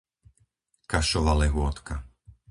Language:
Slovak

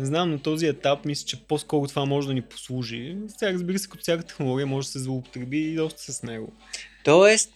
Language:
Bulgarian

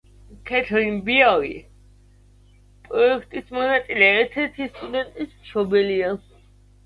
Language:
Georgian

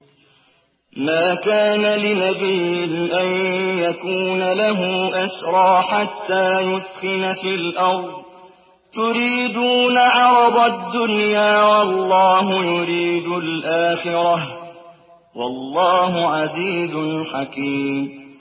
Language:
Arabic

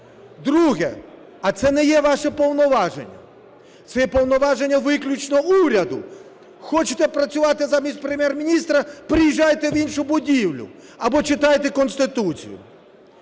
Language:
Ukrainian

